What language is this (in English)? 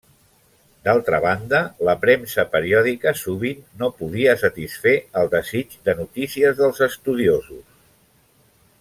Catalan